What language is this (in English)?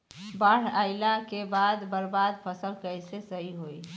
Bhojpuri